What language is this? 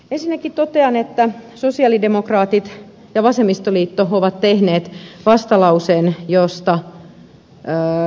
Finnish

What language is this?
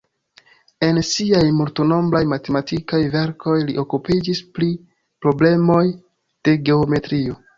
Esperanto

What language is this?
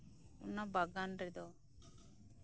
Santali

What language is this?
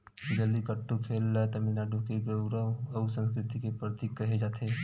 Chhattisgarhi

